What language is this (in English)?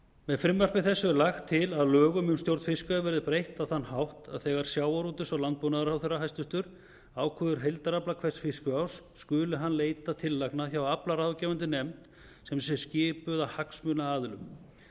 Icelandic